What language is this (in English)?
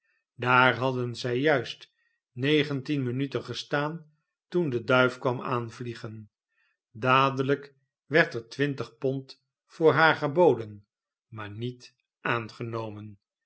Dutch